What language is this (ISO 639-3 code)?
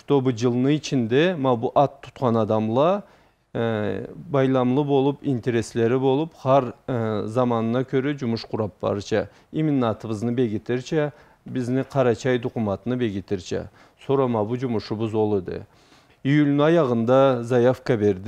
tur